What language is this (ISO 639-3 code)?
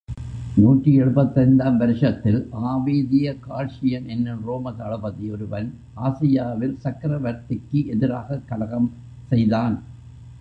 tam